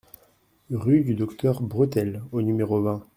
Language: French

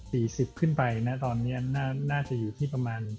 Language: Thai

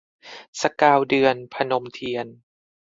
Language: Thai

